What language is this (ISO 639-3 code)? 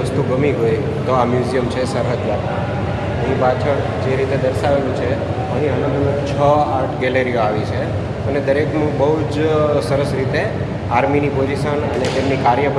hin